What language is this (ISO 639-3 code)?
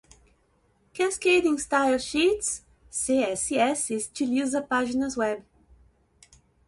por